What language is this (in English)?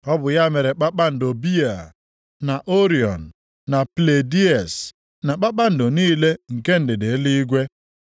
Igbo